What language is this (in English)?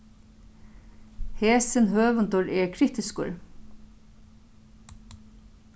Faroese